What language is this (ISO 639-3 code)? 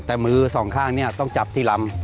tha